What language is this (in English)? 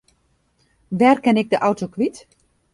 Western Frisian